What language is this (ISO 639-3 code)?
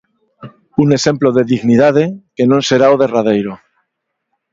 glg